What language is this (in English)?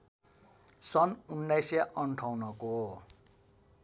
Nepali